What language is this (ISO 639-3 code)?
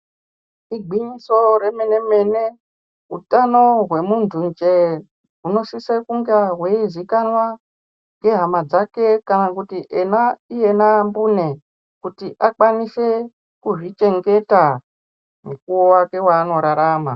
ndc